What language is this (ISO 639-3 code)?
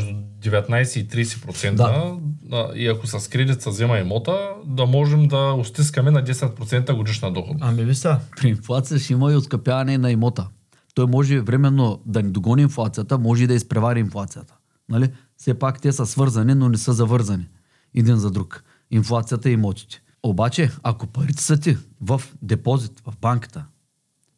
bul